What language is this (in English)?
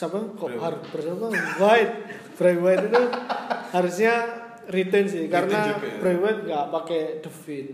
Indonesian